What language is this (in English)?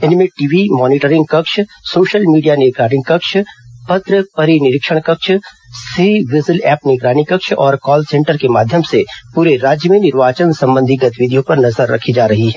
Hindi